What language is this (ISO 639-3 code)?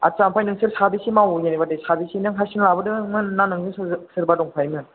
brx